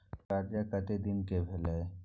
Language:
Maithili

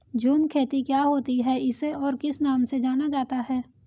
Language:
Hindi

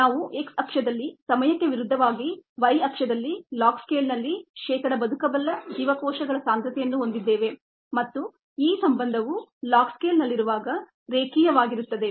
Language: Kannada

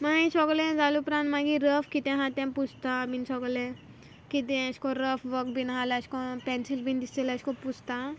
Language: Konkani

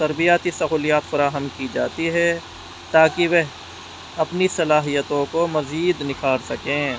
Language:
Urdu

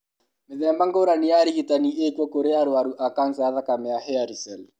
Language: Kikuyu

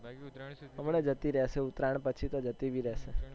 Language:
Gujarati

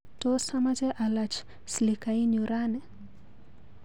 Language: Kalenjin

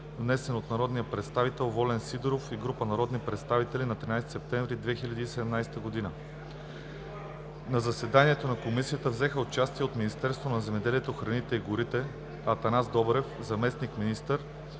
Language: Bulgarian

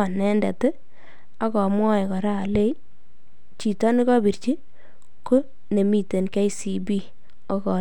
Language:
Kalenjin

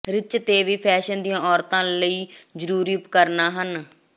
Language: Punjabi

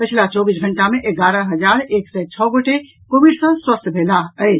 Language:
Maithili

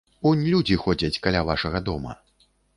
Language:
Belarusian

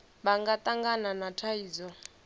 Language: Venda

